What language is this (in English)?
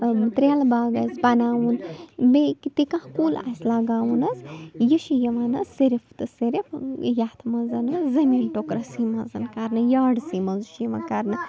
Kashmiri